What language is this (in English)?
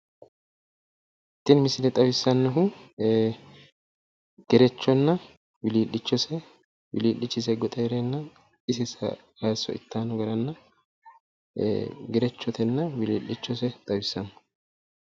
Sidamo